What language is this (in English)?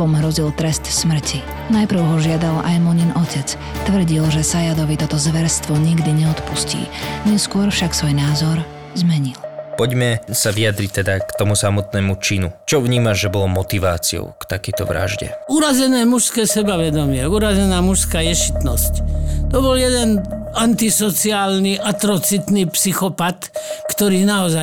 Slovak